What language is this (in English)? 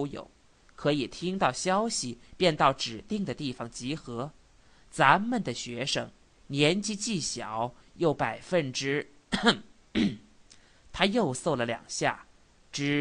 Chinese